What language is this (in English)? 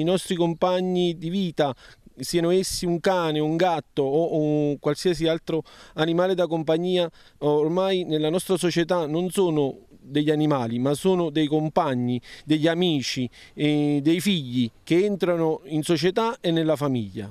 Italian